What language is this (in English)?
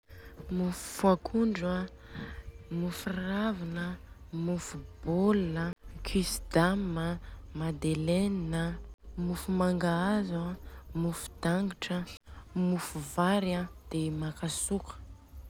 Southern Betsimisaraka Malagasy